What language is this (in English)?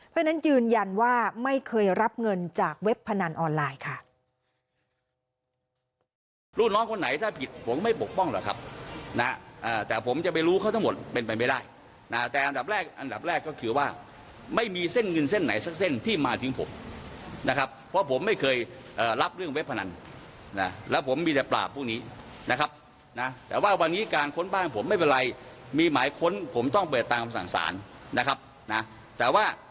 Thai